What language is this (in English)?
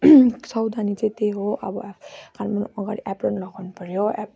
Nepali